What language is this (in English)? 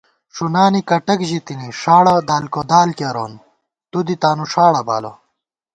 Gawar-Bati